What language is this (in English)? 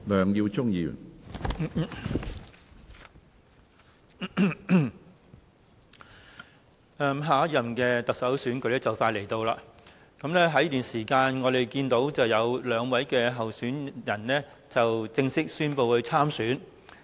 Cantonese